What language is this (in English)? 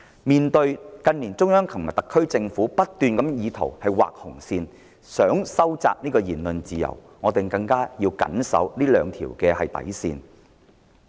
Cantonese